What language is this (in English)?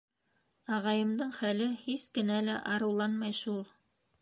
Bashkir